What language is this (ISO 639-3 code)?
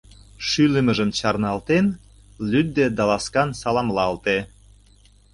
chm